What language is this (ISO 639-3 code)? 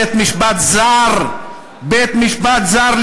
heb